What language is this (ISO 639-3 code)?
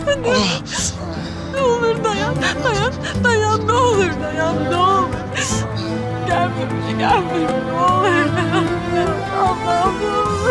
tur